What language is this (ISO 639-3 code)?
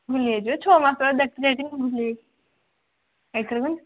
ori